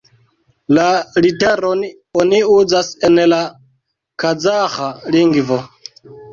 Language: Esperanto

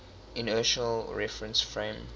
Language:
English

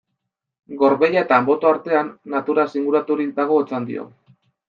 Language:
Basque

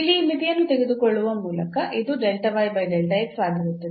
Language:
Kannada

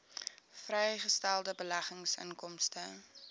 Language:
Afrikaans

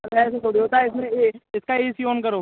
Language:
Hindi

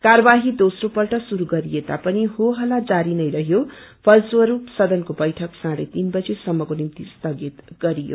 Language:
Nepali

